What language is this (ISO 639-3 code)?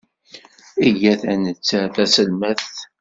kab